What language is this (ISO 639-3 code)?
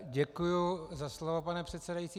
ces